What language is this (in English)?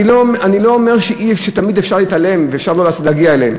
Hebrew